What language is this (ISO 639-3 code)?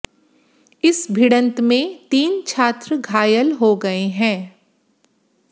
hin